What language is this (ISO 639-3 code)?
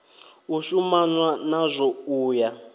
ven